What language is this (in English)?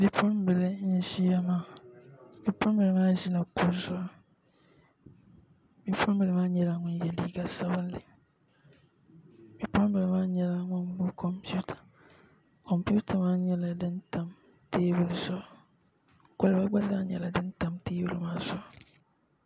Dagbani